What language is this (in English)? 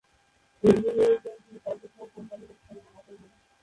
Bangla